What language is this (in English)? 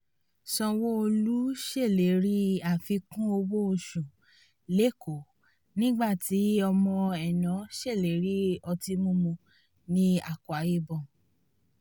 Yoruba